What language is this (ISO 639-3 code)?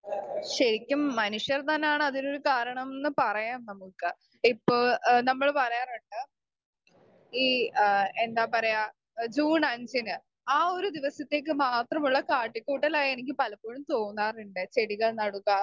mal